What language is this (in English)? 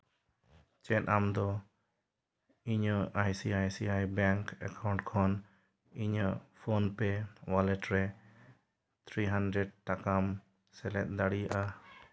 Santali